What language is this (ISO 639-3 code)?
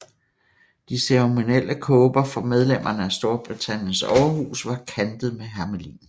dan